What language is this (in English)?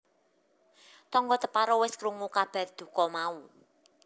Javanese